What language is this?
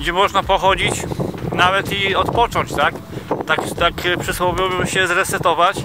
Polish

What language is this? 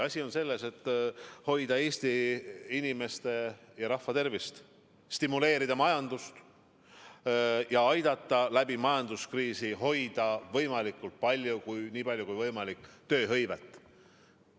Estonian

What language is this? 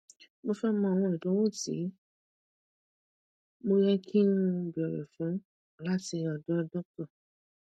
Yoruba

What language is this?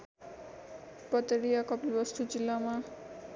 Nepali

